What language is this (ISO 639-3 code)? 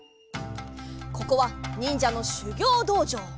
jpn